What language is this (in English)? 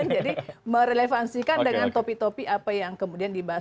Indonesian